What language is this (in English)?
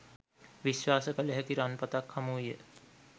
Sinhala